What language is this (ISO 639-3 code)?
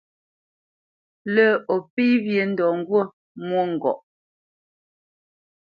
bce